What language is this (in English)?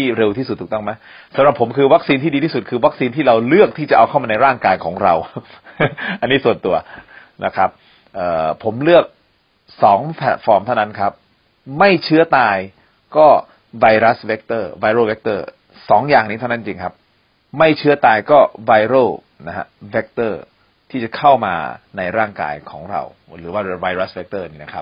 Thai